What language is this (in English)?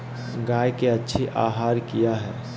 Magahi